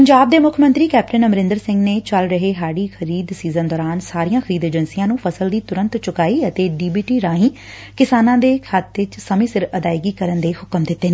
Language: Punjabi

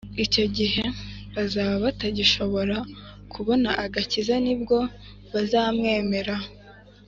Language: Kinyarwanda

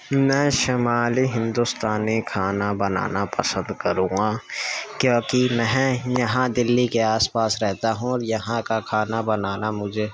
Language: Urdu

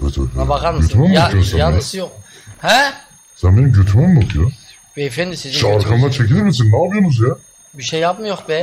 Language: Turkish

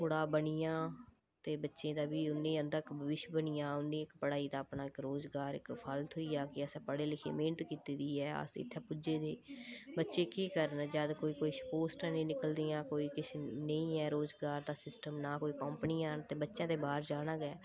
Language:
Dogri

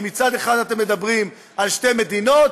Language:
Hebrew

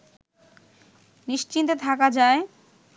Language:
Bangla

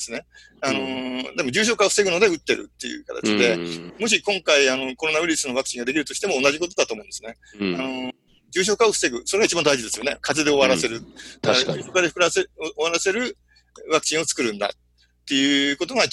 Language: Japanese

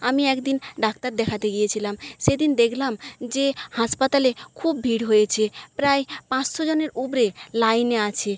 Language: Bangla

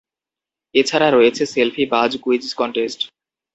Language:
Bangla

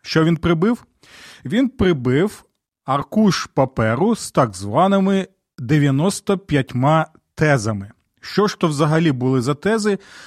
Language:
Ukrainian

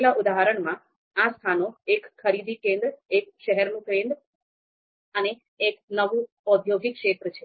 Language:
Gujarati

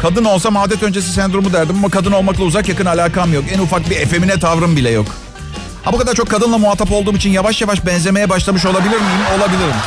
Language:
Turkish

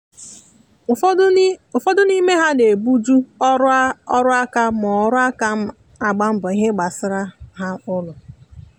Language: Igbo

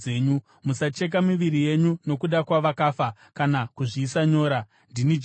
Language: Shona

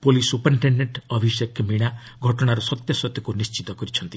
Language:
Odia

